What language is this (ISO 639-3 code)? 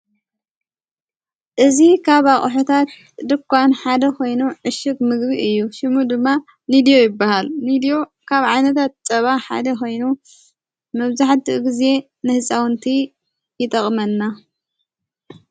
tir